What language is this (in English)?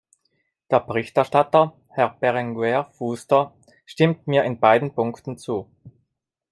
German